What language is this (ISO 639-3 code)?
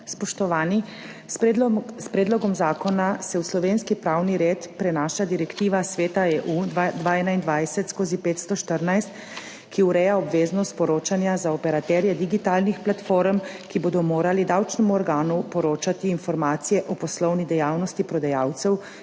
slv